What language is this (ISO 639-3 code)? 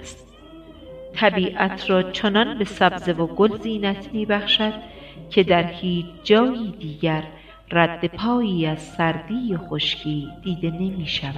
fas